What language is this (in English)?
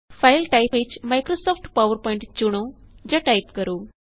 Punjabi